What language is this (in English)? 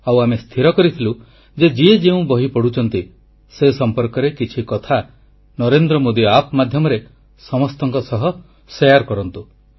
Odia